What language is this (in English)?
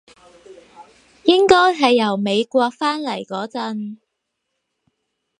Cantonese